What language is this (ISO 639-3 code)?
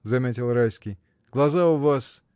rus